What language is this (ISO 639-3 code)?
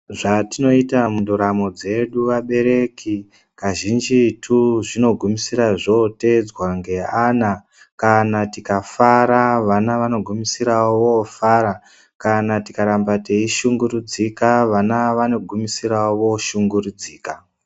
ndc